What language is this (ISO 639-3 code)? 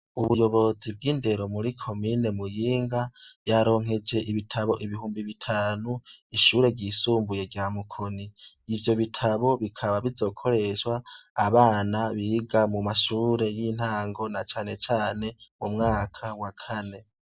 run